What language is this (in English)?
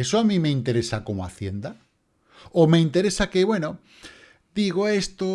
Spanish